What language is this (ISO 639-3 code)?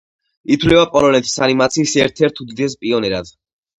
kat